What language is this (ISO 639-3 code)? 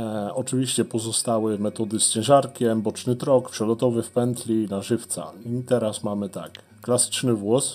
pol